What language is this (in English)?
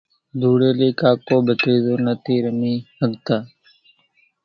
Kachi Koli